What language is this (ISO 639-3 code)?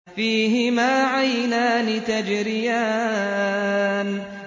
ara